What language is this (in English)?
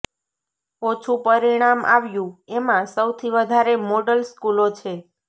Gujarati